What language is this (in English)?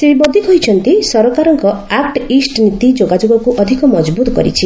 Odia